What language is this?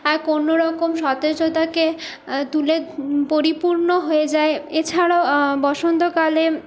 Bangla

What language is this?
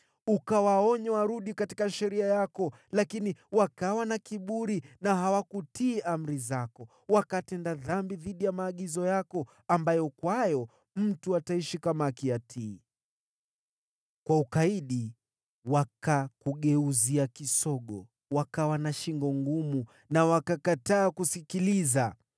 Swahili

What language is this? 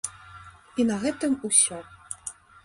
Belarusian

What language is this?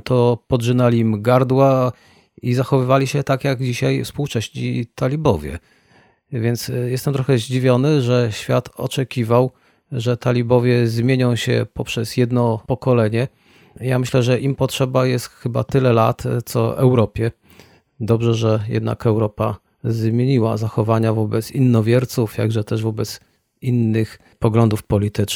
Polish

